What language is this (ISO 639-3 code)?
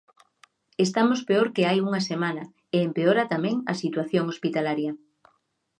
glg